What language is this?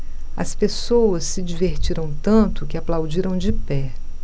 Portuguese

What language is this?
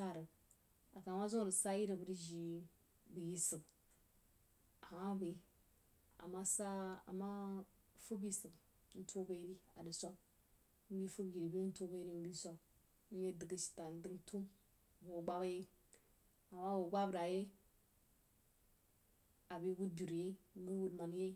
Jiba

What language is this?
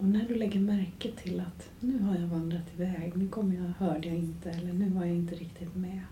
Swedish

